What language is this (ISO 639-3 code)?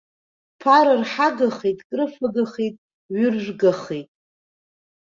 abk